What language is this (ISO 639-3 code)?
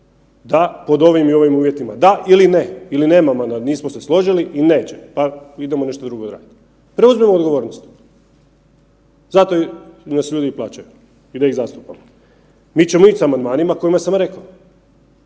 hrv